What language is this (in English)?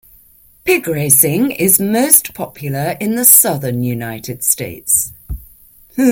English